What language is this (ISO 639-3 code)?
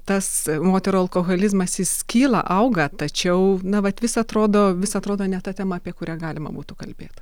lit